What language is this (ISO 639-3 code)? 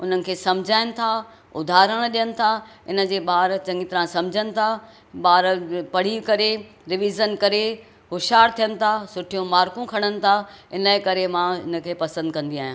snd